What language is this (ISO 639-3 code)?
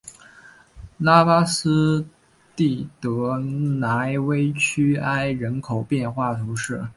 zho